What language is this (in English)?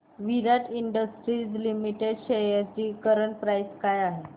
Marathi